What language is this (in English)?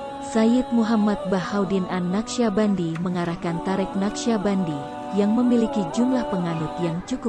Indonesian